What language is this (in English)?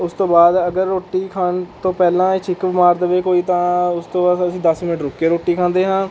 Punjabi